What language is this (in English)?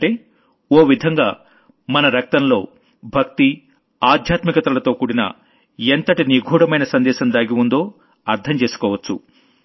Telugu